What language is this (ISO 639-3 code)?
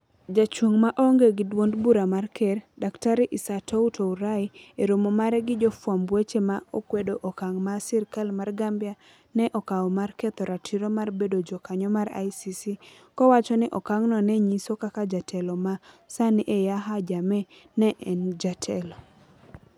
luo